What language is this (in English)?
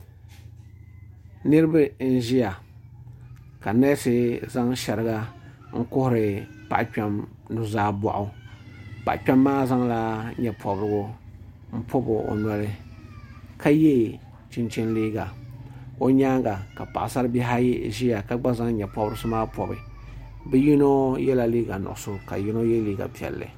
Dagbani